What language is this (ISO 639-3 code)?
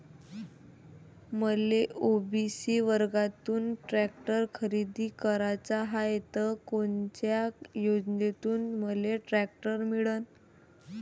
mar